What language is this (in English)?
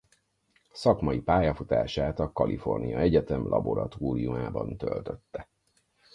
Hungarian